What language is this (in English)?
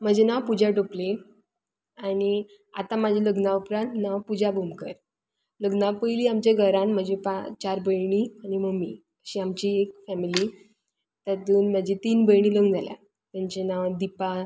Konkani